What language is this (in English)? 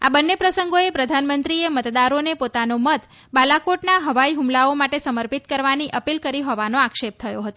Gujarati